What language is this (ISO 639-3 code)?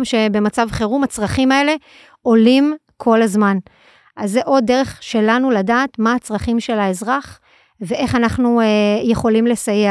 heb